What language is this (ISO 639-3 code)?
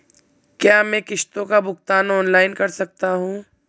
hin